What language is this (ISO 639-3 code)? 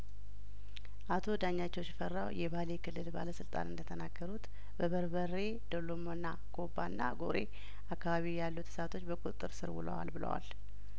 amh